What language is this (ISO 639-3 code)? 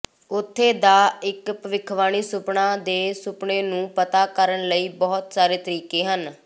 pan